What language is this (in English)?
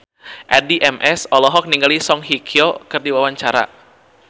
Sundanese